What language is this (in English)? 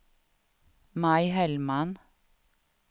Swedish